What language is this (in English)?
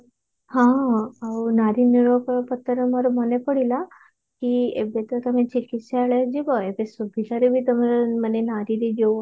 Odia